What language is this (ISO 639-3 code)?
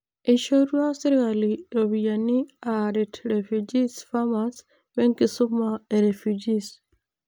mas